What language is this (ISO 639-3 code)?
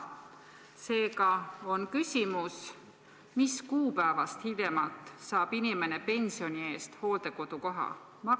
est